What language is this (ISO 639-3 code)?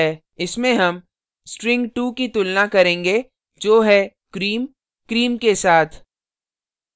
hin